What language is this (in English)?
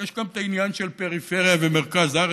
Hebrew